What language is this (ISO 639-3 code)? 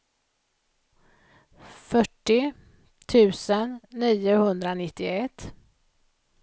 swe